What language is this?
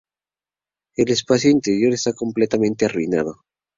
Spanish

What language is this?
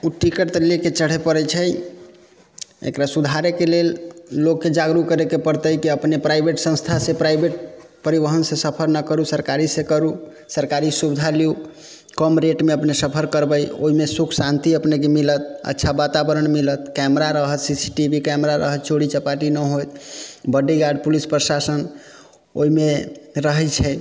Maithili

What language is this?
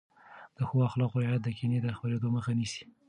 Pashto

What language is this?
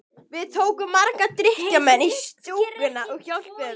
Icelandic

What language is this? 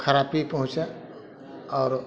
Maithili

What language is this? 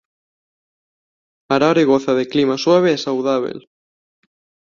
Galician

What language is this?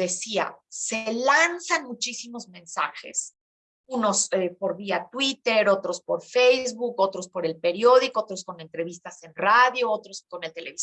Spanish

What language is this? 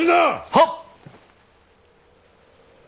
Japanese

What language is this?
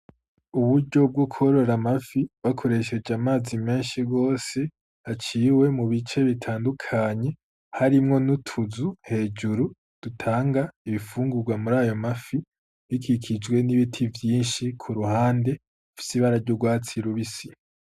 Rundi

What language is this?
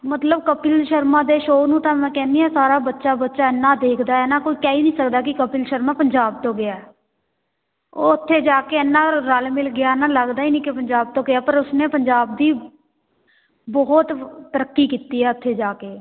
Punjabi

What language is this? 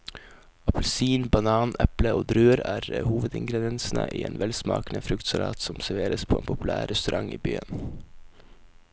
Norwegian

